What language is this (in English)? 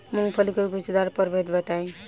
Bhojpuri